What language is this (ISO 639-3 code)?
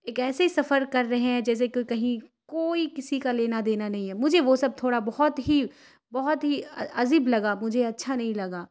urd